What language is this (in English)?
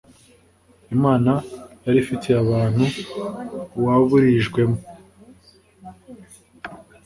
Kinyarwanda